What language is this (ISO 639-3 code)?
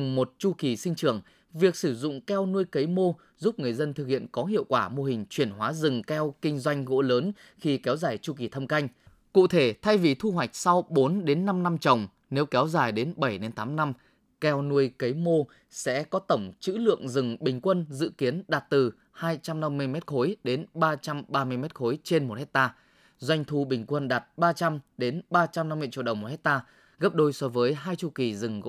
vie